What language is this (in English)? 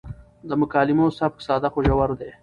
Pashto